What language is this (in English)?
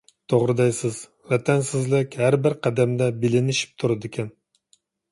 Uyghur